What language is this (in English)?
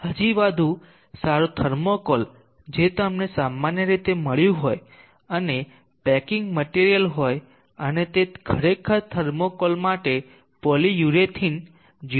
Gujarati